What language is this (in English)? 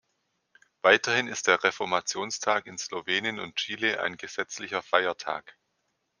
German